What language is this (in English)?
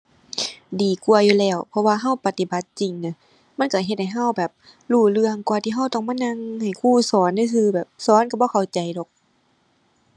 Thai